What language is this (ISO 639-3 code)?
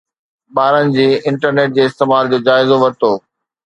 snd